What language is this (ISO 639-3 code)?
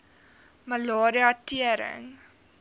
afr